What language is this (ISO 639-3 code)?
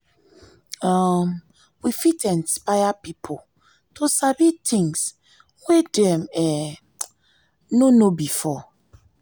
pcm